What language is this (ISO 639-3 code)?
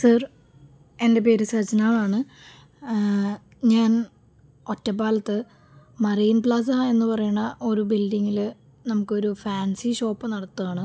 mal